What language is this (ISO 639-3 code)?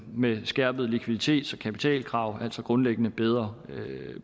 dan